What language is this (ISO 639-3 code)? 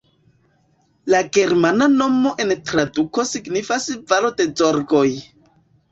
epo